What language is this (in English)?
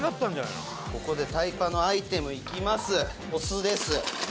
Japanese